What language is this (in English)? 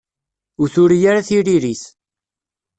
Kabyle